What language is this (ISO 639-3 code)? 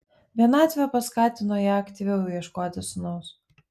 lit